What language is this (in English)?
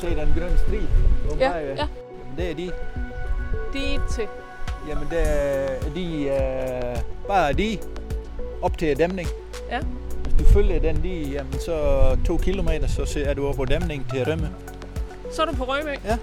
Danish